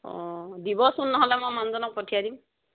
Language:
Assamese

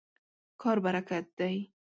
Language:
Pashto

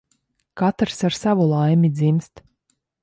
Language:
Latvian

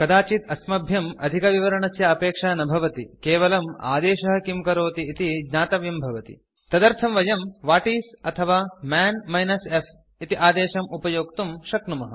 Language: Sanskrit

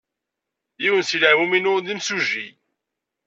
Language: Kabyle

